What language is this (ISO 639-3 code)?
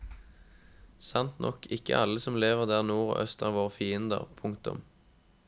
nor